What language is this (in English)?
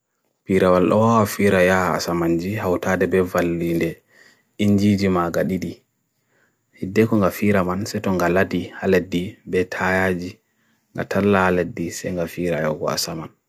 Bagirmi Fulfulde